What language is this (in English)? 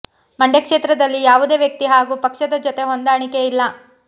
Kannada